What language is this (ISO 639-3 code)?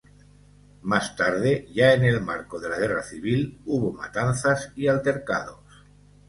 spa